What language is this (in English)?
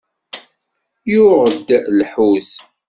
Kabyle